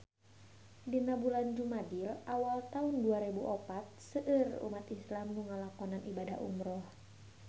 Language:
Sundanese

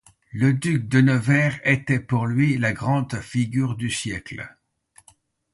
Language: French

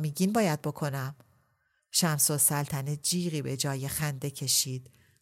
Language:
Persian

